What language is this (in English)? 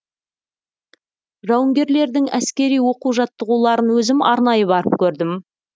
Kazakh